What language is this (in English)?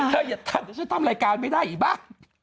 Thai